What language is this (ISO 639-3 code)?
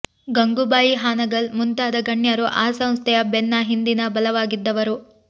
kan